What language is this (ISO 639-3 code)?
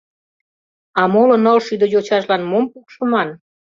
chm